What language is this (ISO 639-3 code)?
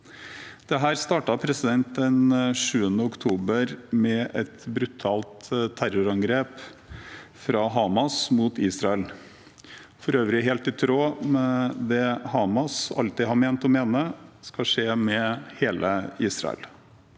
nor